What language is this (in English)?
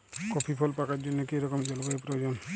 Bangla